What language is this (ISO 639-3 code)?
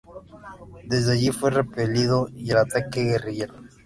spa